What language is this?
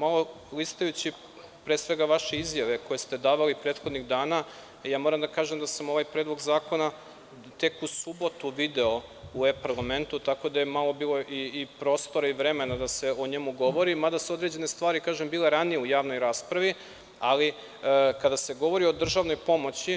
Serbian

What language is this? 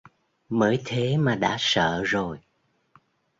Vietnamese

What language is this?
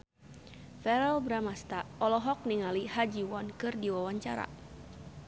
Sundanese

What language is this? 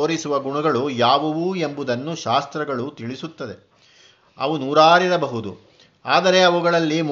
Kannada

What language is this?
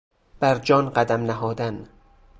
Persian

